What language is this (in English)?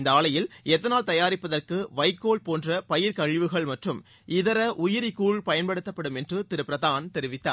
Tamil